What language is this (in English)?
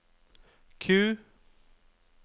Norwegian